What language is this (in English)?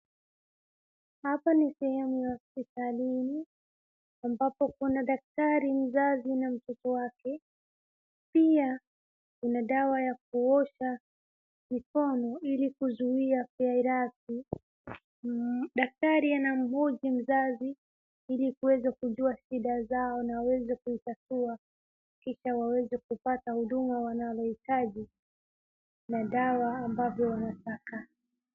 Swahili